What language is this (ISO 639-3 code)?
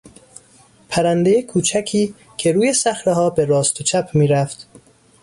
fas